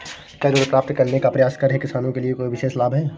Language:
Hindi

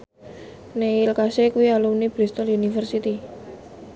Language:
Javanese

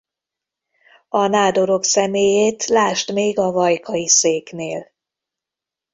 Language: Hungarian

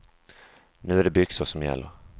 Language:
Swedish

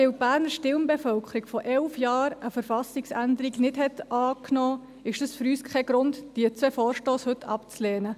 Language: Swiss German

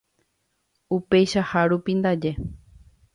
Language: Guarani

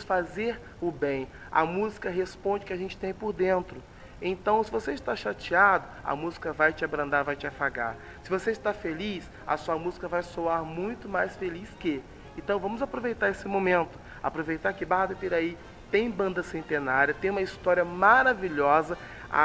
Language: Portuguese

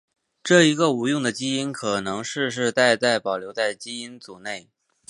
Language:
Chinese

